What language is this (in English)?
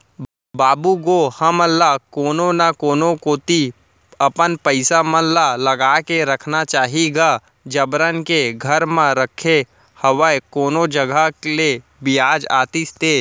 Chhattisgarhi